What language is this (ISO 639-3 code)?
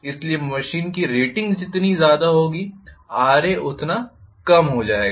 hin